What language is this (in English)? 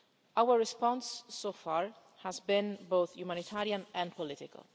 English